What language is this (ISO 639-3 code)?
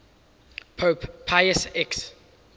eng